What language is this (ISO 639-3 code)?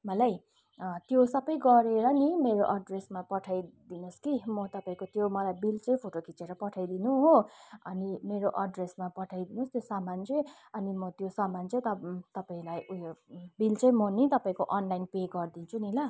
nep